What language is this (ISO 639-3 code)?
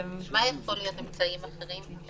heb